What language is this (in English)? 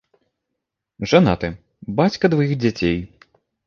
Belarusian